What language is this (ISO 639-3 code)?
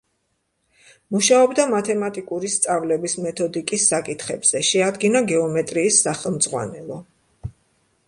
kat